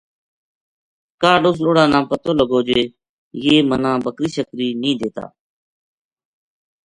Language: Gujari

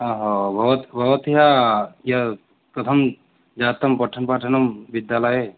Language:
Sanskrit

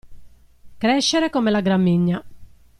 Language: Italian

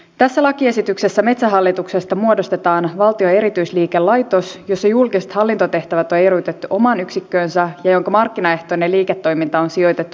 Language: Finnish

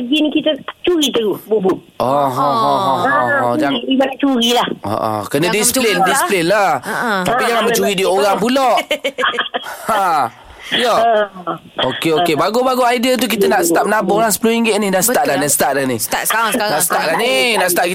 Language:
Malay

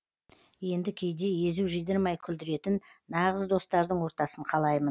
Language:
Kazakh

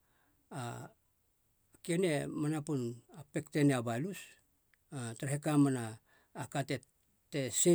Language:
Halia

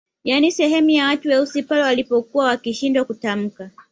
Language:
Swahili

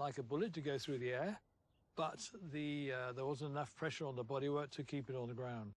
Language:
English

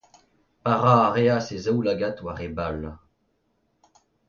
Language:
Breton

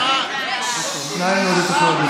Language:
Hebrew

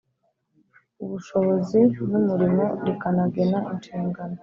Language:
Kinyarwanda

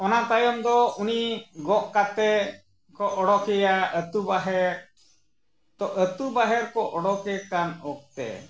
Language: Santali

